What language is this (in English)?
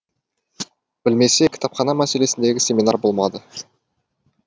Kazakh